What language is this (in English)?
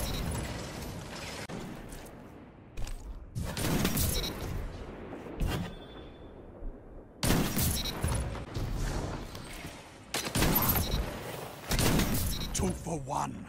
English